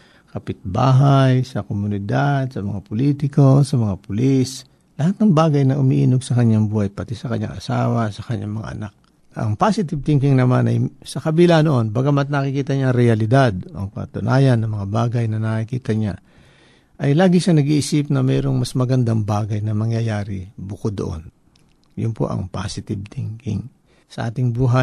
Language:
Filipino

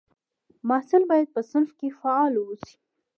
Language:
Pashto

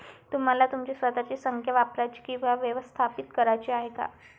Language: Marathi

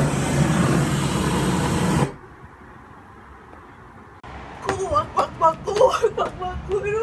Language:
Turkish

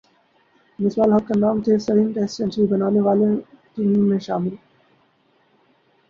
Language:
Urdu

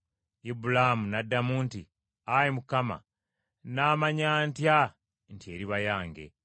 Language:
Ganda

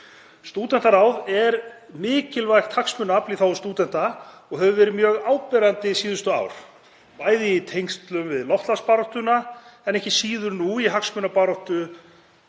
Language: Icelandic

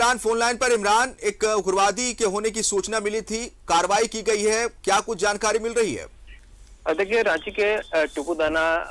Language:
Hindi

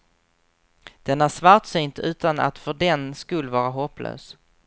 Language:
Swedish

